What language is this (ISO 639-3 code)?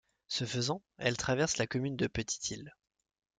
fra